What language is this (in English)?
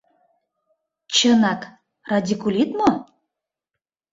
Mari